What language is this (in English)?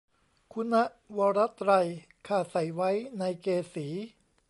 Thai